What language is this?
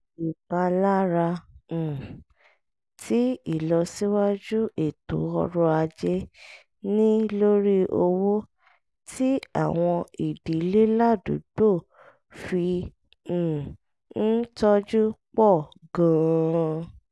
Yoruba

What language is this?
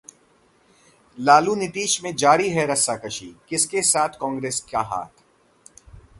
Hindi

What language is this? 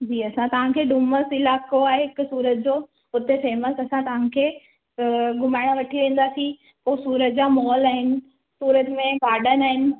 Sindhi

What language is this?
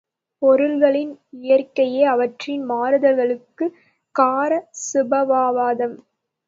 Tamil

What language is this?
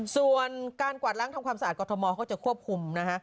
Thai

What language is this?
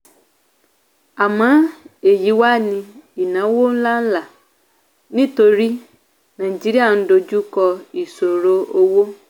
Yoruba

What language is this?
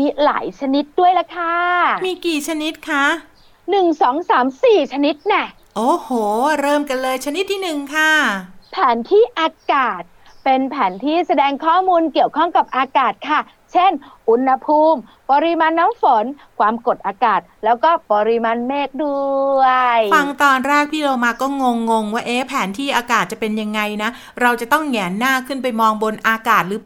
Thai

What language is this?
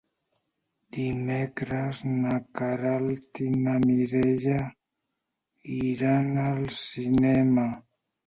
Catalan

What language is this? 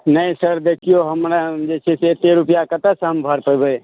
Maithili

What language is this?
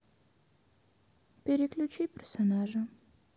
Russian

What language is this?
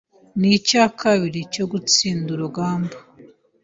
Kinyarwanda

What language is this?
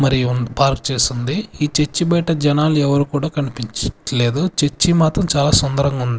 Telugu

